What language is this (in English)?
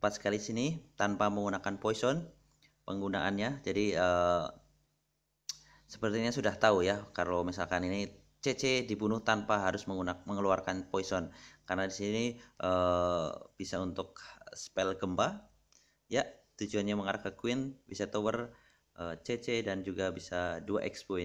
Indonesian